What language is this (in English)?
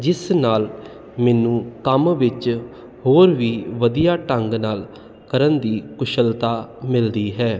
Punjabi